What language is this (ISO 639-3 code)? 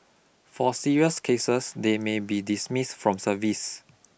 eng